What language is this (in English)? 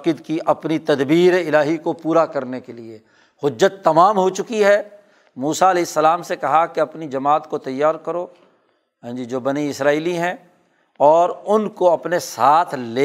Urdu